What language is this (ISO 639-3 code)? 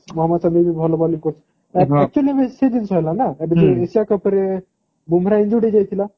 ori